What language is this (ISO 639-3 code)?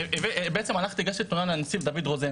heb